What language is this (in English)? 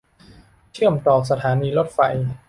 Thai